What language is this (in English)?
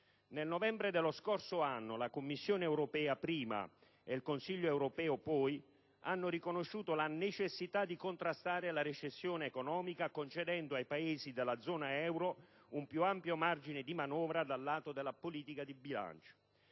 Italian